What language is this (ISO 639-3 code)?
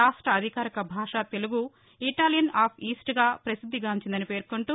tel